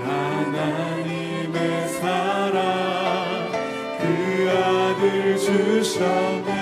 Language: Korean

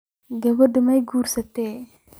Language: Somali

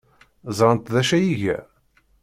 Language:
Kabyle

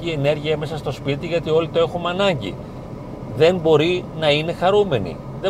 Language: Greek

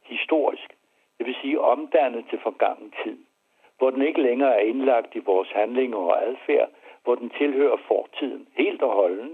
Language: Danish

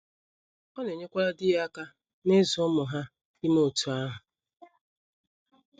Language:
Igbo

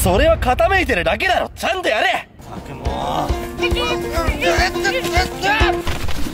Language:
Japanese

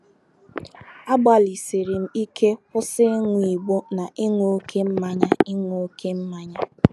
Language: Igbo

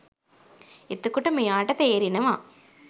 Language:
Sinhala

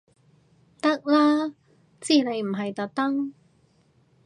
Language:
Cantonese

